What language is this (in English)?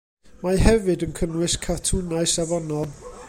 Welsh